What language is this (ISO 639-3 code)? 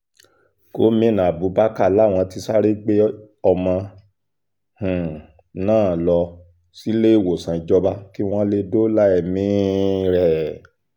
yor